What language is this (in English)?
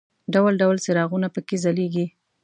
Pashto